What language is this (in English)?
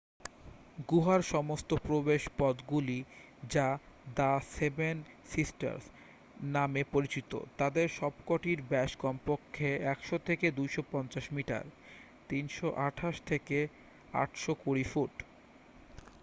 Bangla